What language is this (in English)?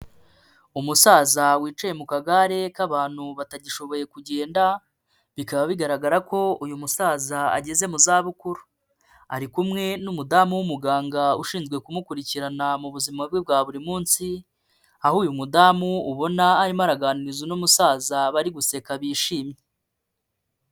Kinyarwanda